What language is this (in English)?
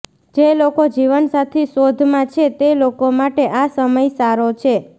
Gujarati